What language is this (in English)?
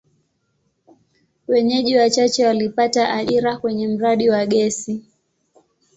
Swahili